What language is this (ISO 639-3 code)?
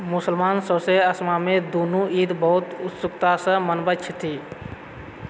mai